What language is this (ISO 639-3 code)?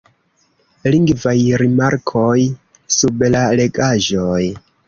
epo